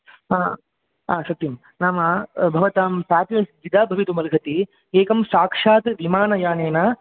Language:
Sanskrit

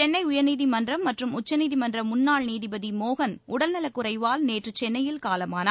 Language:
Tamil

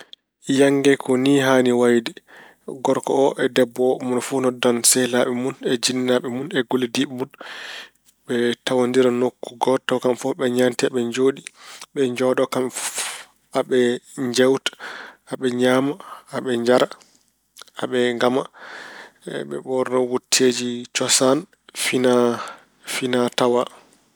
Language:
Fula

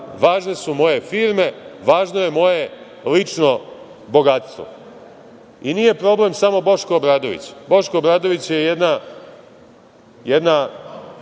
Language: Serbian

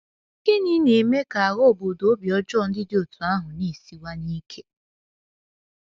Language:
Igbo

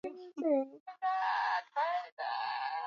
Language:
Swahili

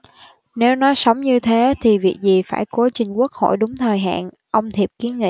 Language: Vietnamese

